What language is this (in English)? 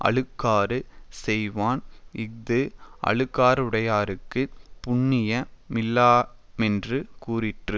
Tamil